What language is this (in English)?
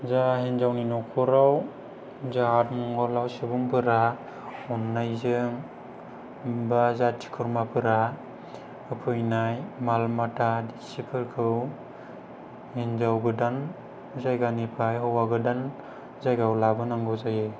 Bodo